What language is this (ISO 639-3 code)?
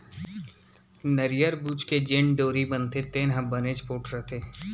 hne